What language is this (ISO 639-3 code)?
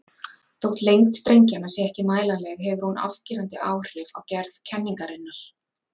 isl